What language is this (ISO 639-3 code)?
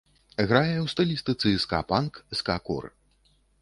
bel